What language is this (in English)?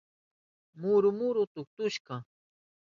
Southern Pastaza Quechua